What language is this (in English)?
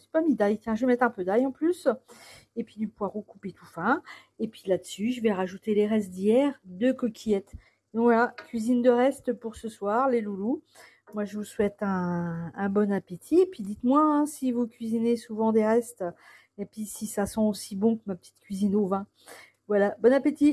French